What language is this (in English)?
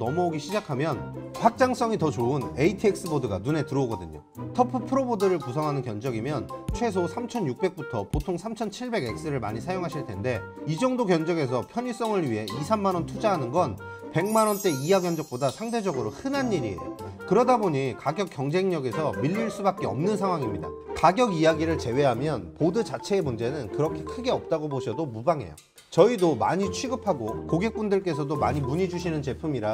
Korean